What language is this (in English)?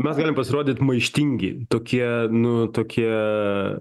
Lithuanian